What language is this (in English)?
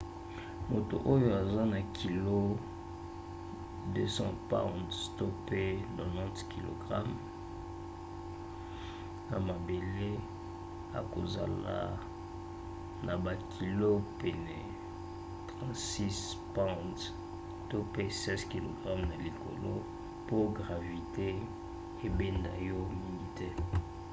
Lingala